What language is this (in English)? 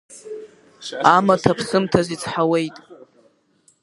Abkhazian